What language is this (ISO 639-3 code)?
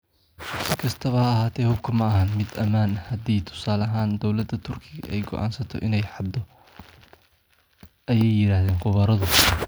som